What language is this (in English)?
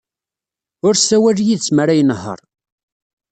Kabyle